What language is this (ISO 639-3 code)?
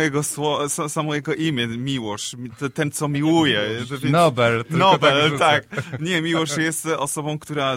pol